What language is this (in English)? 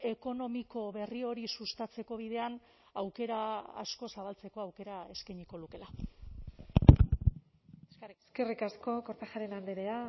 Basque